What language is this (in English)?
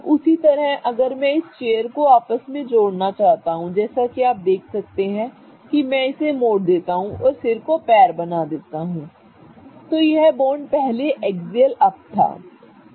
Hindi